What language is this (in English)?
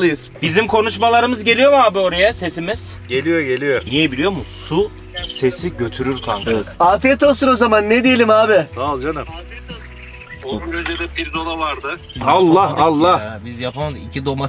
Turkish